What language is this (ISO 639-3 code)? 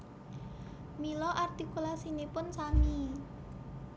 jav